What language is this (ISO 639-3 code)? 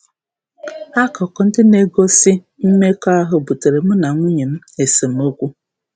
ibo